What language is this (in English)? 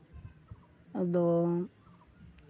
Santali